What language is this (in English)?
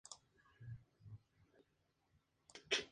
Spanish